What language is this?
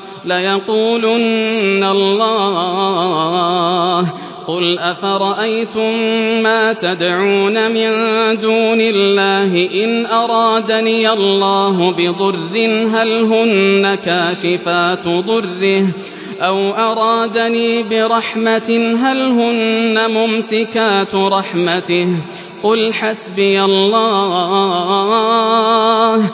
Arabic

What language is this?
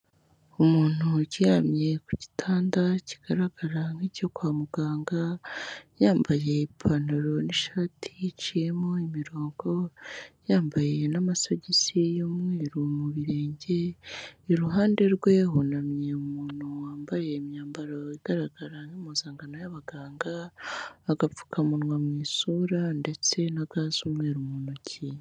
Kinyarwanda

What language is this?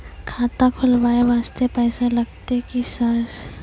Maithili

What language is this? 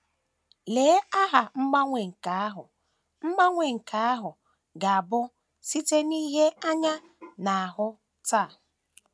Igbo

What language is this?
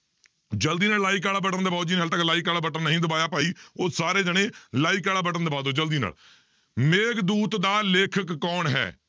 Punjabi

